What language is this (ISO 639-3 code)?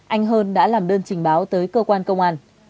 vie